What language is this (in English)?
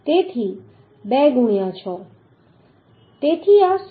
Gujarati